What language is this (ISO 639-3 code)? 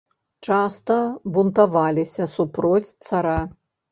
bel